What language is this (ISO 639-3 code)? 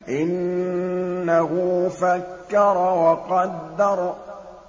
ara